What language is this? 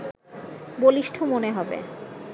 Bangla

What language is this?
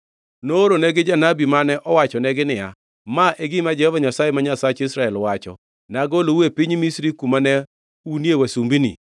Luo (Kenya and Tanzania)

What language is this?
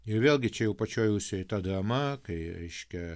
Lithuanian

